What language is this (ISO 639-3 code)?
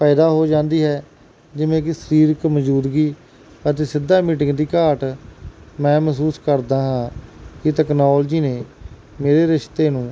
pan